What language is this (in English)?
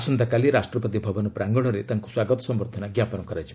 Odia